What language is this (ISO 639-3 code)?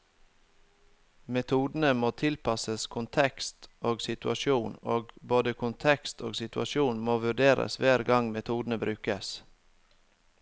nor